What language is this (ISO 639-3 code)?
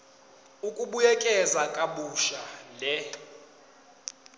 zul